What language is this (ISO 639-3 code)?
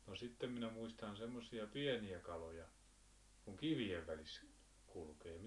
fin